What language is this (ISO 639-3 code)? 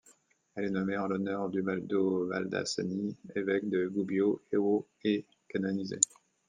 fra